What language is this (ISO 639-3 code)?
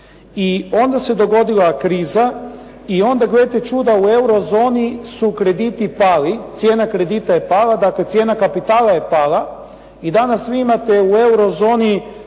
hrv